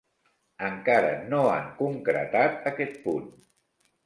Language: Catalan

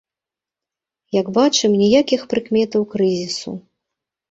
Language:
Belarusian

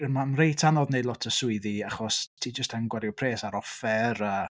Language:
Welsh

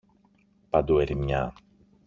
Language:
Greek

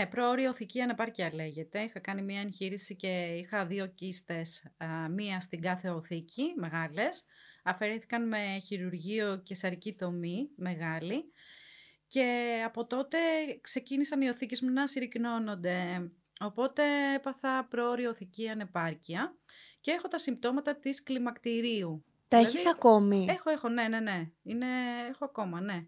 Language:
Greek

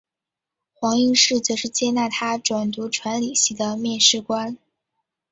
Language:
Chinese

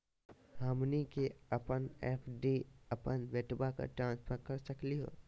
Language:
Magahi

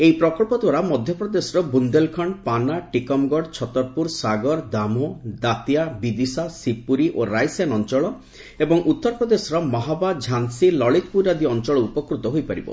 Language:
Odia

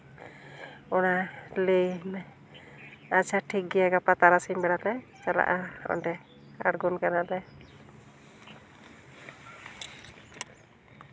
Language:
Santali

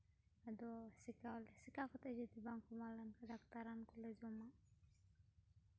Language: Santali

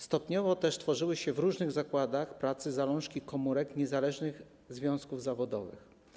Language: Polish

